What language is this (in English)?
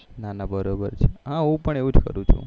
Gujarati